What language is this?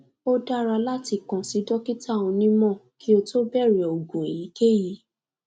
Yoruba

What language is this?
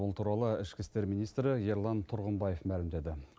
Kazakh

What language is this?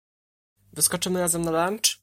Polish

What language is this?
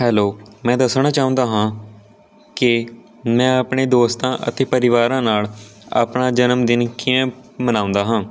Punjabi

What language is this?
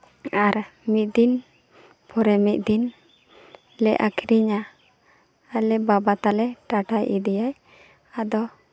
Santali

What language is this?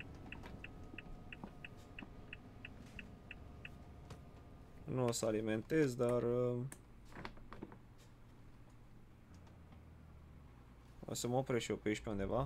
Romanian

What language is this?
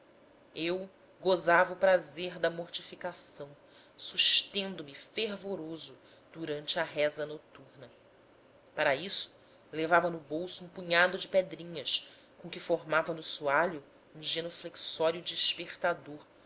Portuguese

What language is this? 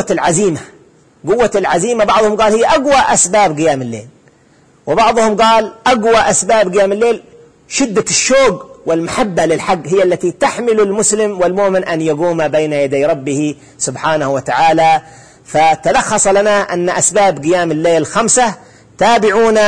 Arabic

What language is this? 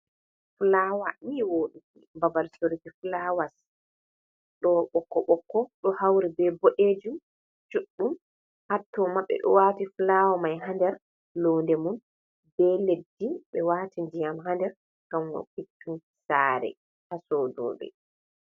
Fula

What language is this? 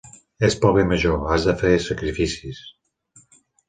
Catalan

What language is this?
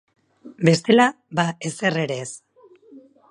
Basque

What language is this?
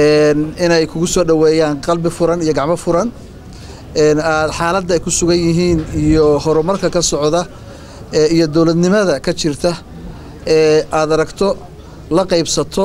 Arabic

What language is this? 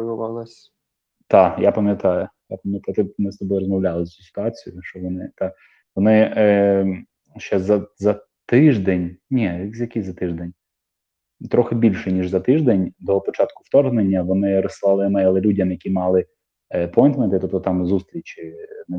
Ukrainian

